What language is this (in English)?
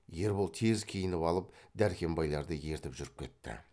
Kazakh